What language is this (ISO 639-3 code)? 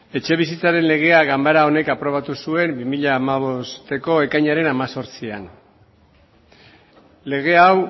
eus